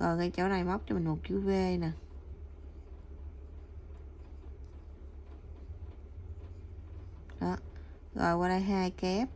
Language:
Vietnamese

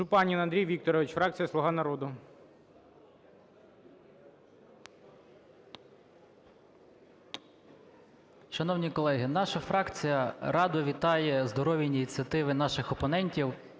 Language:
Ukrainian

